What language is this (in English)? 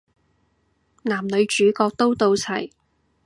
Cantonese